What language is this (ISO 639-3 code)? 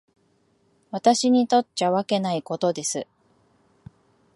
jpn